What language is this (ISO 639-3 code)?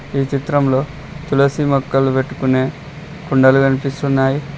tel